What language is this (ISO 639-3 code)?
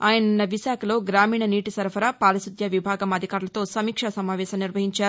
tel